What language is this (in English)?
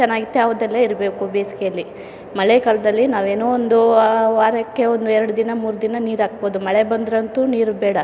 Kannada